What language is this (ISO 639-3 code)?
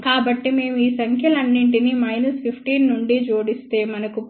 tel